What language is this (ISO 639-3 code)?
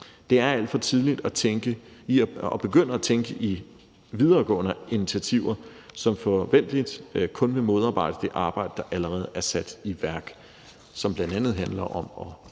dan